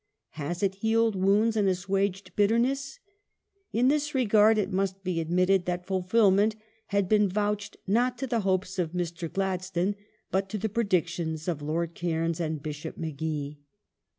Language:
English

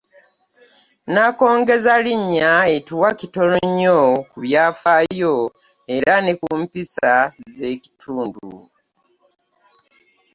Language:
Ganda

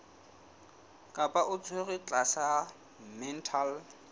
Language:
Southern Sotho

